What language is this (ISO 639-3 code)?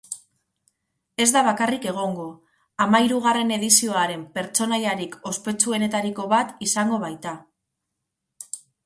eus